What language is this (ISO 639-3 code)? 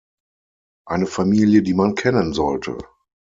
deu